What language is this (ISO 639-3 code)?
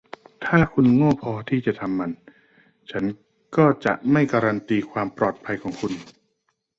tha